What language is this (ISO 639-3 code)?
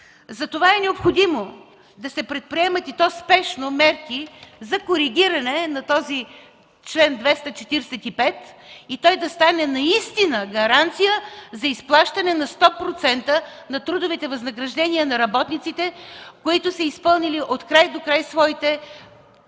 bul